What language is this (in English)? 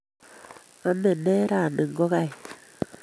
Kalenjin